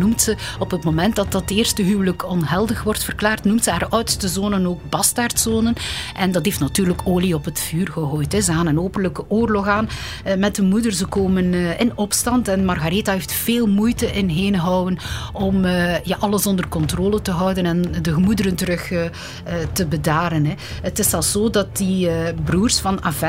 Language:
Dutch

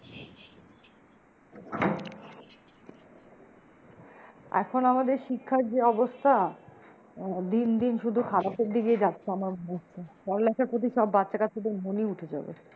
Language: Bangla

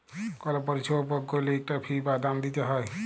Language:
Bangla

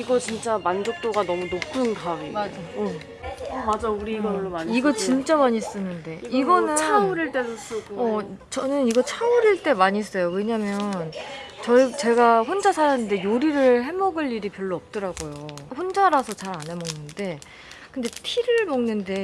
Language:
Korean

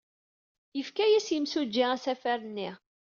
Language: Kabyle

